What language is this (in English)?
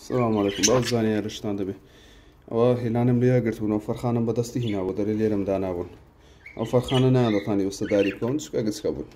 Arabic